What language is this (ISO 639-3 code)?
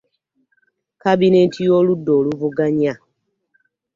lug